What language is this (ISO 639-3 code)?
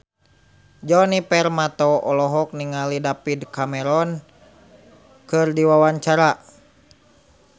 sun